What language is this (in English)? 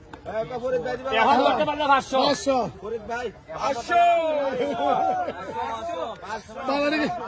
Bangla